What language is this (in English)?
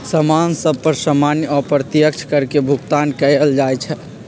Magahi